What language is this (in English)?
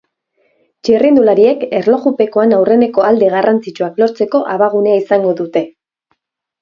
Basque